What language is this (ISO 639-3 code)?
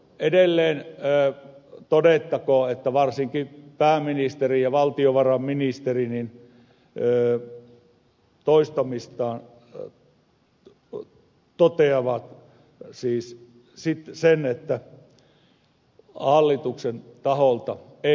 fin